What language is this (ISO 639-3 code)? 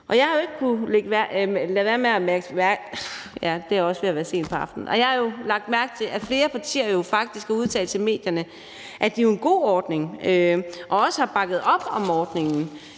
dan